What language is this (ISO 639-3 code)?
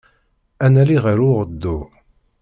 kab